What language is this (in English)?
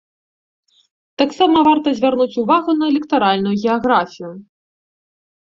Belarusian